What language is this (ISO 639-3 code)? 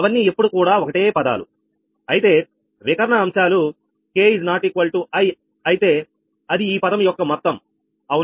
tel